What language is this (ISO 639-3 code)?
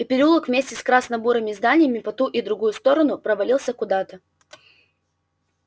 rus